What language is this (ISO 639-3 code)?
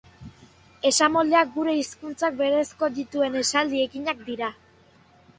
eus